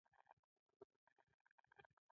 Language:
Pashto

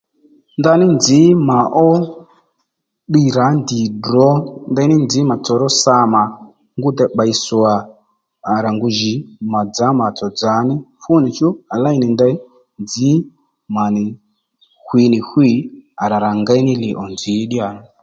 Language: Lendu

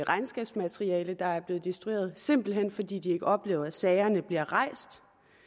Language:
Danish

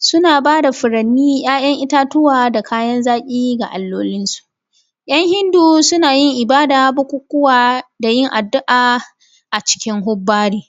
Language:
Hausa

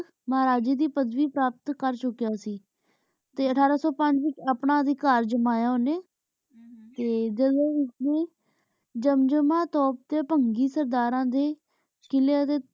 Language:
Punjabi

